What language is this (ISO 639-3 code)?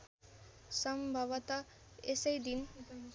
nep